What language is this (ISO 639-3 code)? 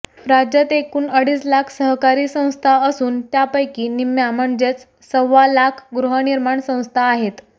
mar